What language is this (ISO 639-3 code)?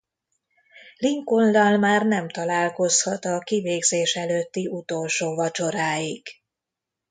hun